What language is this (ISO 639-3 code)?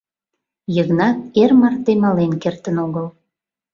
chm